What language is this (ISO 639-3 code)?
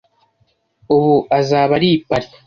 kin